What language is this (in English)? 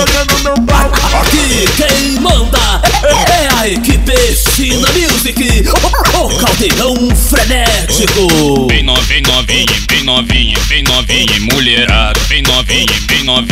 Portuguese